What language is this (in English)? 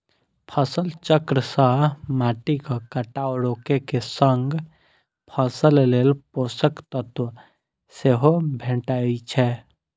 Maithili